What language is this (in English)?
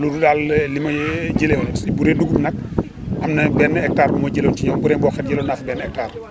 Wolof